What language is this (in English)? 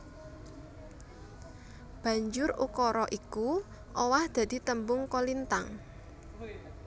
Javanese